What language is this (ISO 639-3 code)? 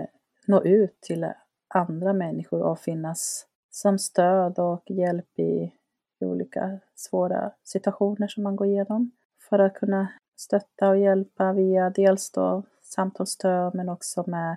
swe